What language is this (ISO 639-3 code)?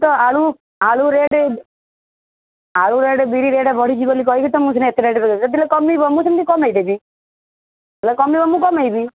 ori